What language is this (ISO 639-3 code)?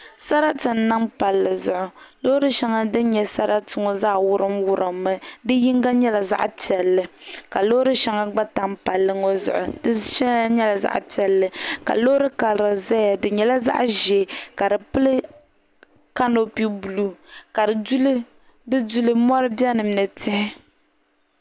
dag